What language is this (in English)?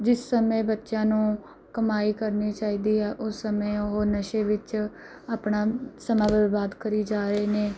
Punjabi